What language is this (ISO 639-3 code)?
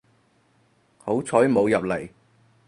yue